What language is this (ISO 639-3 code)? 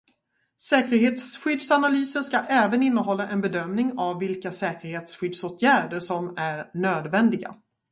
swe